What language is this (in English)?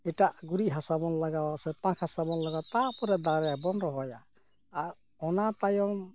Santali